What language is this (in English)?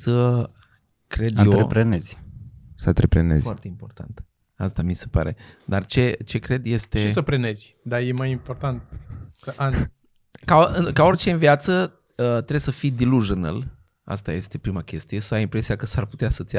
Romanian